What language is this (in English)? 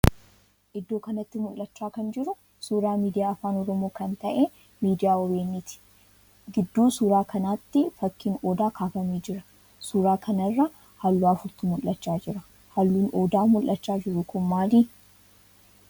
Oromo